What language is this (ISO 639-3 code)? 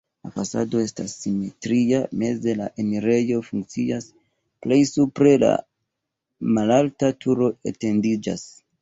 epo